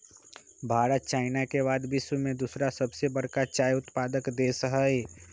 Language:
Magahi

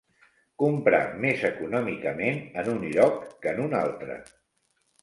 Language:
Catalan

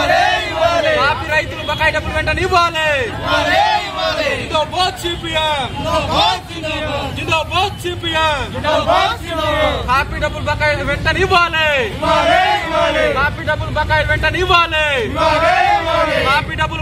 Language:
Hindi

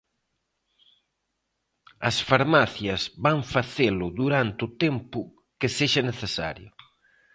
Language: Galician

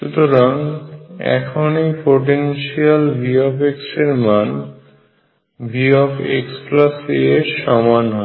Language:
Bangla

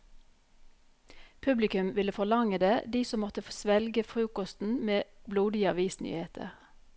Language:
Norwegian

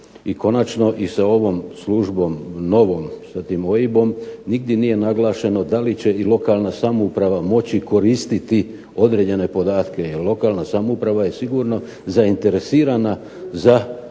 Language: Croatian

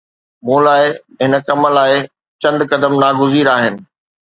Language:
Sindhi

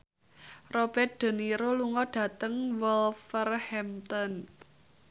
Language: Javanese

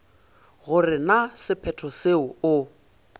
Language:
Northern Sotho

